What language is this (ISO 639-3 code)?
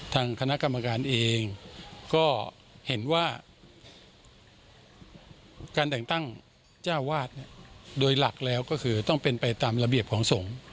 tha